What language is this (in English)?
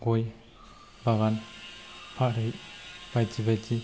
Bodo